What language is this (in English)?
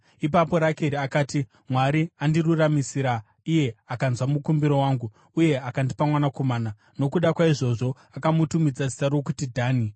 Shona